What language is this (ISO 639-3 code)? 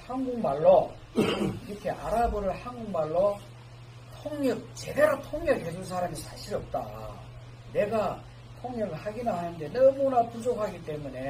kor